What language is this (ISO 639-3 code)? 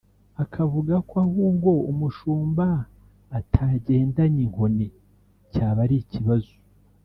kin